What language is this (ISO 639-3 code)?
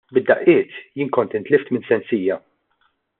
mlt